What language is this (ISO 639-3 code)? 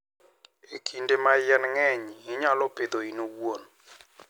luo